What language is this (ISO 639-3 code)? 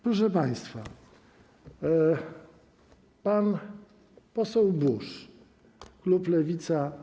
pol